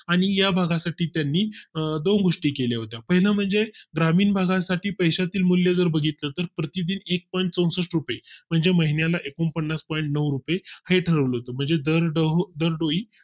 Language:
Marathi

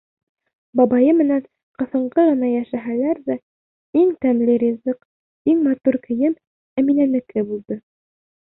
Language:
Bashkir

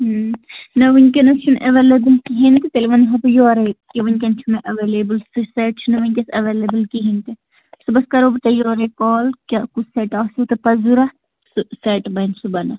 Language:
Kashmiri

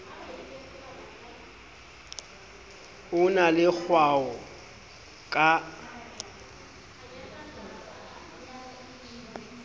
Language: Southern Sotho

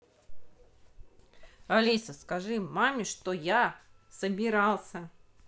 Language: Russian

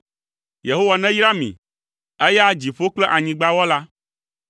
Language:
Ewe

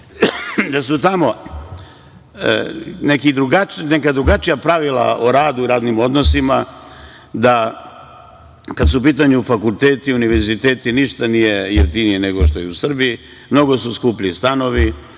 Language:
Serbian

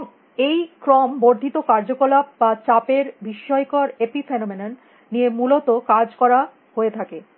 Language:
Bangla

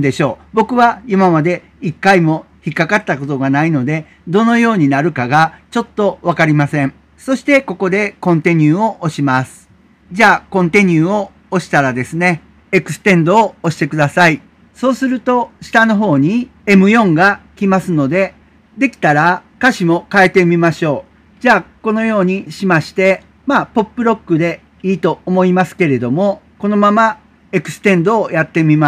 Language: Japanese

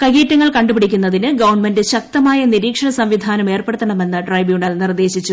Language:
Malayalam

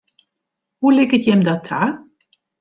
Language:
Western Frisian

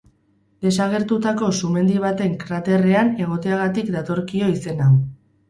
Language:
Basque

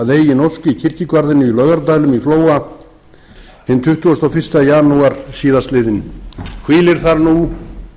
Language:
Icelandic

